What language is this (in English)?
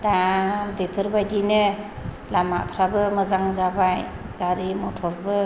Bodo